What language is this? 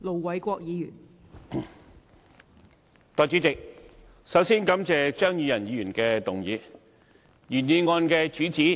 Cantonese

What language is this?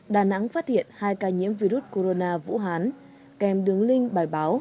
Vietnamese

